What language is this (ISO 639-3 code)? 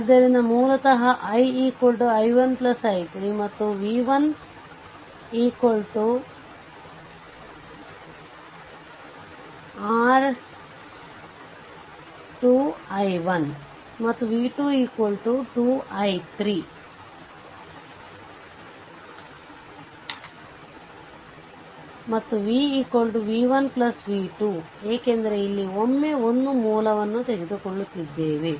kan